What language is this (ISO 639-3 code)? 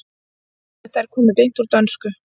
isl